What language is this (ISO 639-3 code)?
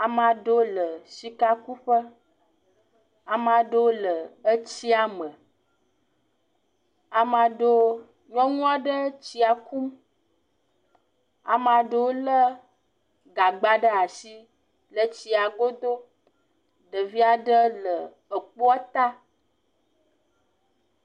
ewe